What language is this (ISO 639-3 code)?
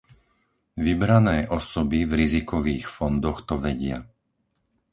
slk